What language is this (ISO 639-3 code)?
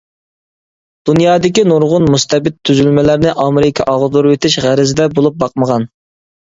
uig